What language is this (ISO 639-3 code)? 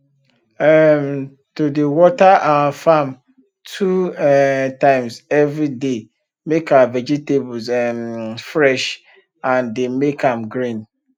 pcm